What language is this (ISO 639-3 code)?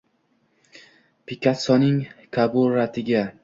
uzb